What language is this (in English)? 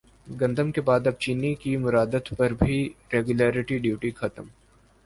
Urdu